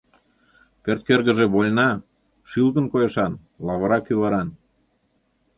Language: Mari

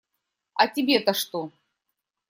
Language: Russian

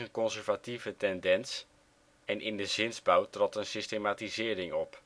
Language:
Dutch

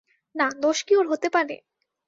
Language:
Bangla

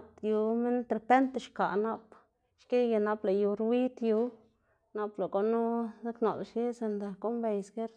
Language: Xanaguía Zapotec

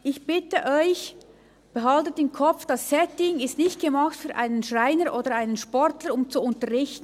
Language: Swiss German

